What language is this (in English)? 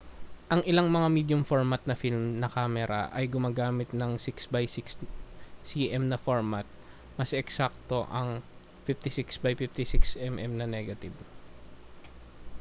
Filipino